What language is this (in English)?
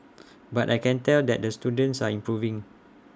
English